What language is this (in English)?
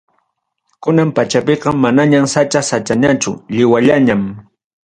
Ayacucho Quechua